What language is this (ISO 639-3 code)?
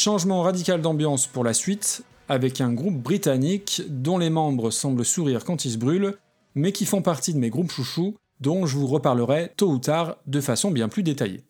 fra